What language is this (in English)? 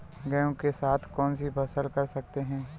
Hindi